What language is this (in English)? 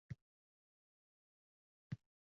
Uzbek